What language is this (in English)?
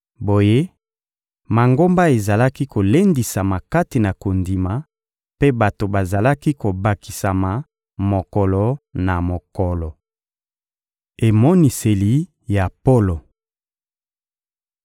Lingala